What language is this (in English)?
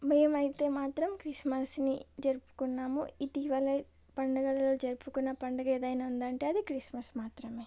Telugu